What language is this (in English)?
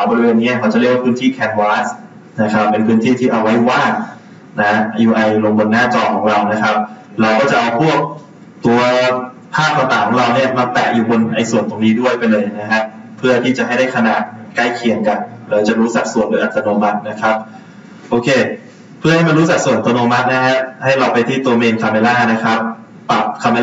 Thai